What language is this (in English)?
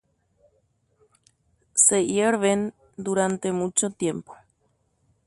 Guarani